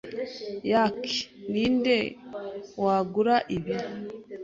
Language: Kinyarwanda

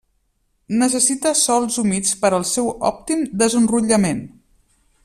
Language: Catalan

